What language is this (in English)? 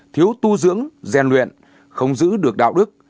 Vietnamese